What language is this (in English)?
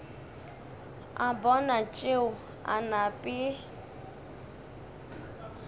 Northern Sotho